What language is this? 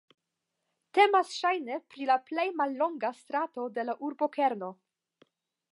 Esperanto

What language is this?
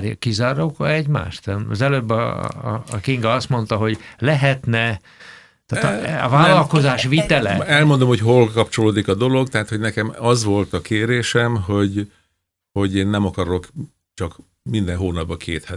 Hungarian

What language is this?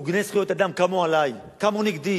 Hebrew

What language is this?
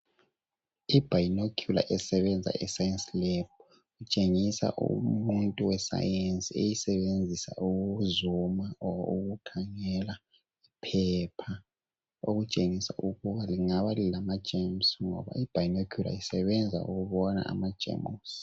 North Ndebele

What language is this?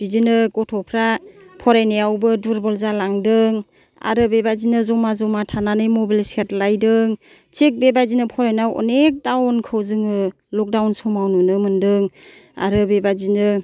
Bodo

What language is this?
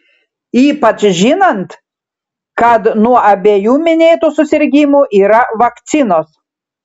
Lithuanian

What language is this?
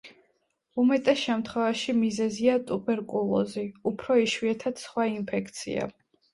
Georgian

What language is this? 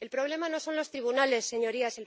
Spanish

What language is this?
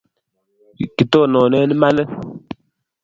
Kalenjin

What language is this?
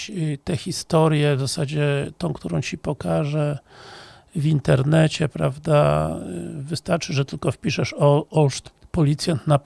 Polish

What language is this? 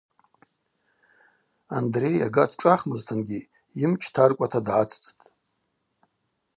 Abaza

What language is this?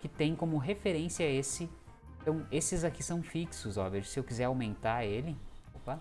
Portuguese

